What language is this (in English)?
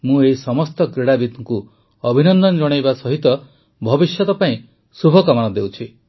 Odia